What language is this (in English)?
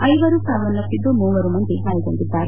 Kannada